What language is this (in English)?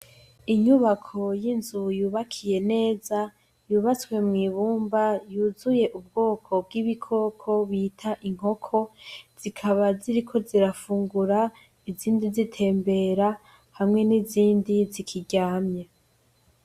Rundi